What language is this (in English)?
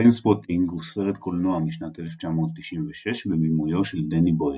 Hebrew